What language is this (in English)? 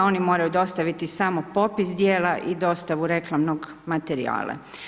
Croatian